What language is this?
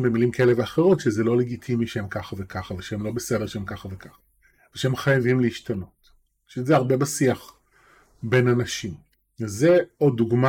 Hebrew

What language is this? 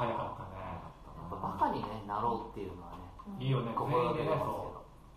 Japanese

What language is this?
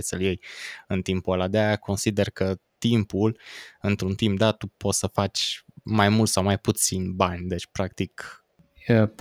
Romanian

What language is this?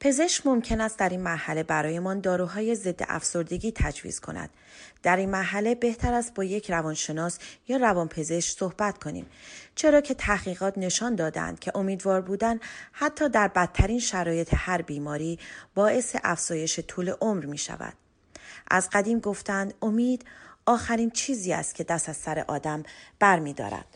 Persian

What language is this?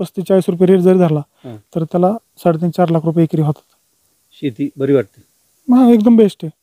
Romanian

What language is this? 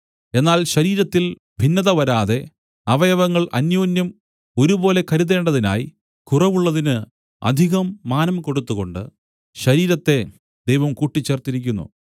Malayalam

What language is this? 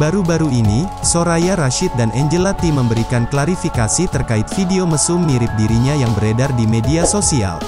Indonesian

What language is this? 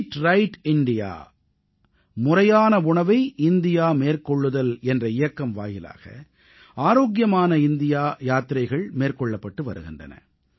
Tamil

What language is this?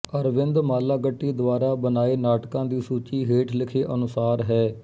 Punjabi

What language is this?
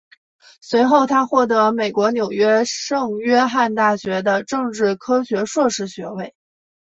Chinese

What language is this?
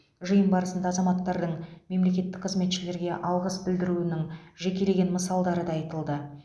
Kazakh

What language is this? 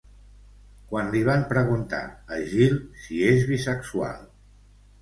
Catalan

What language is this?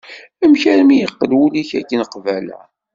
Kabyle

